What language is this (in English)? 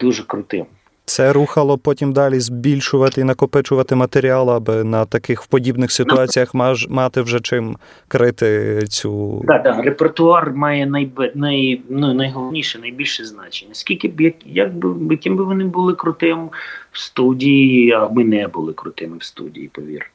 Ukrainian